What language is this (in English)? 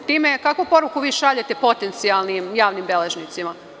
Serbian